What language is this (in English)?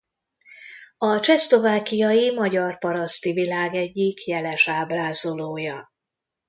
Hungarian